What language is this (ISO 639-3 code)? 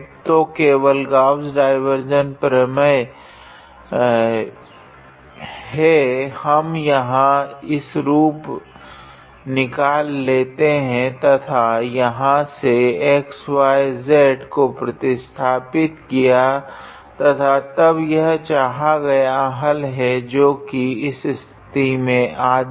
hin